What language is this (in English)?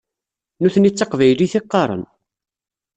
Kabyle